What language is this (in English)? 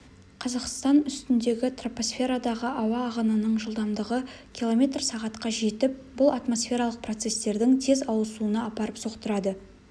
Kazakh